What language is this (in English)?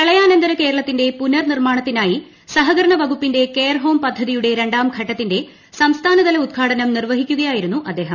Malayalam